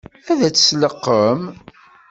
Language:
Kabyle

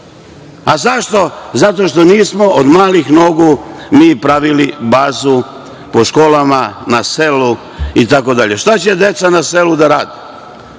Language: Serbian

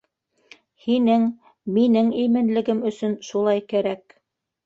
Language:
Bashkir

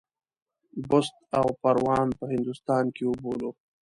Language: Pashto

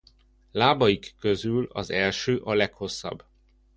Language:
Hungarian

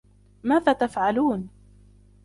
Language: Arabic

